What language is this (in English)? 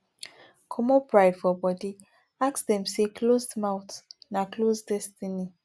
Nigerian Pidgin